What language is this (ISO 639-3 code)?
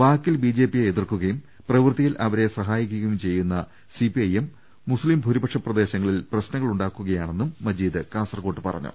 mal